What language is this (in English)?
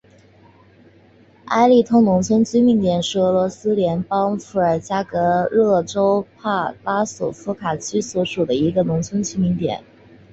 Chinese